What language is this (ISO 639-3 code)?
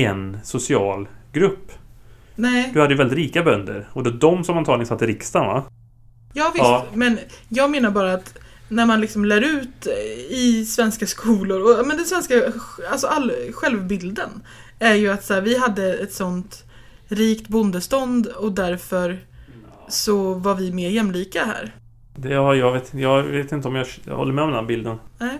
swe